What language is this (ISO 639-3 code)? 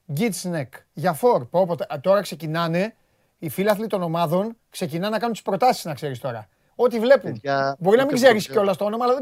ell